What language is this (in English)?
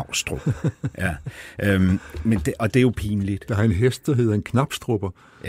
Danish